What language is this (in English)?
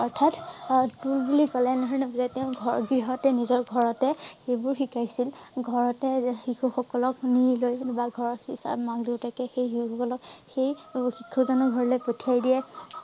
Assamese